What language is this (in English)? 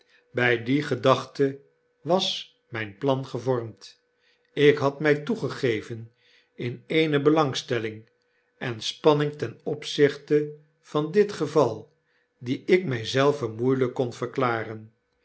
Dutch